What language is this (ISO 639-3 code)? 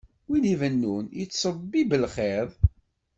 kab